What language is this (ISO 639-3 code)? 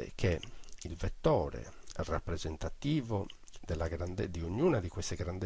ita